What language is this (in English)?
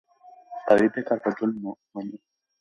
Pashto